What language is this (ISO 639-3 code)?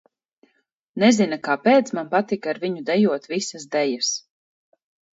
lav